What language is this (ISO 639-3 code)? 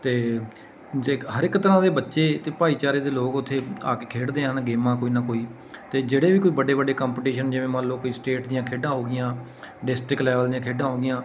pan